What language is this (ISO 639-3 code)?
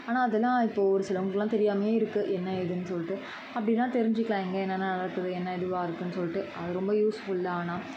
tam